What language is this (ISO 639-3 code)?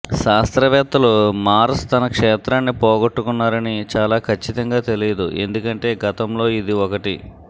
tel